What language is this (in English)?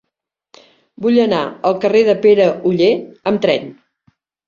Catalan